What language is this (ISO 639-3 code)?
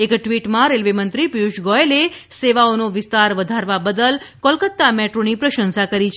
guj